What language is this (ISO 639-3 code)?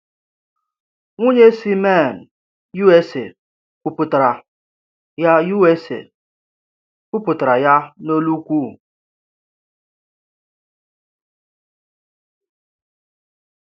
ibo